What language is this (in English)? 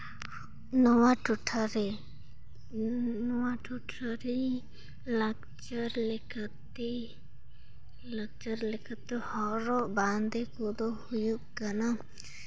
Santali